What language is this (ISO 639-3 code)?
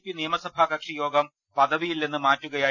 mal